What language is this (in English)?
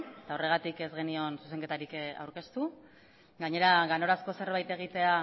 Basque